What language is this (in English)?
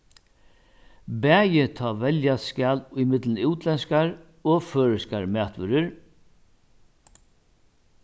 Faroese